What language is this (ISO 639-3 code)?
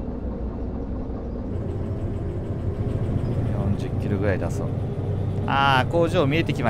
jpn